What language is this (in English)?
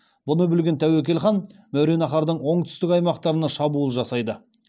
Kazakh